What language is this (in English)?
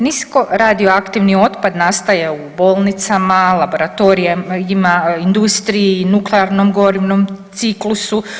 Croatian